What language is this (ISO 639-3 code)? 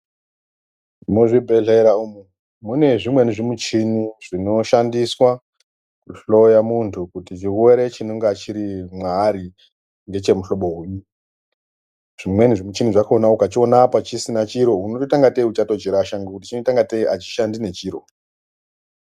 ndc